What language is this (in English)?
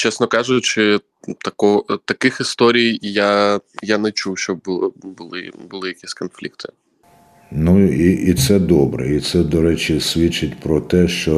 Ukrainian